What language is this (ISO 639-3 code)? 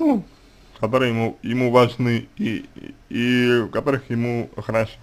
rus